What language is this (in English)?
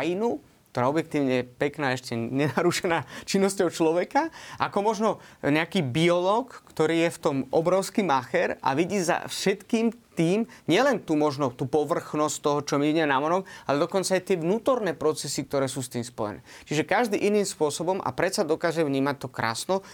Slovak